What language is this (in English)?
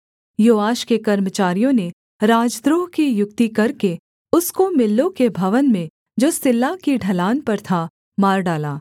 Hindi